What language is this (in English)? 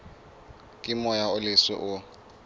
Southern Sotho